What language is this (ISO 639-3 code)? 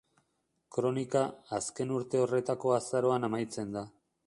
eus